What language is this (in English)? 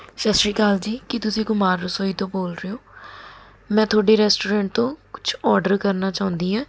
Punjabi